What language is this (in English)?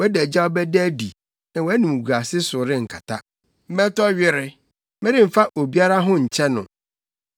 Akan